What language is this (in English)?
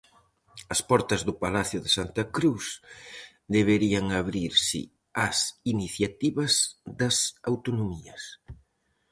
Galician